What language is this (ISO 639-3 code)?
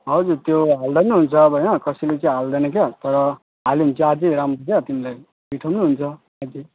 nep